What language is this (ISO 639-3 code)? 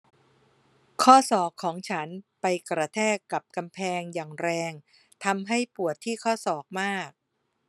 tha